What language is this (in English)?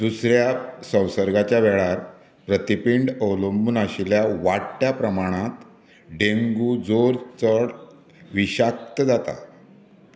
Konkani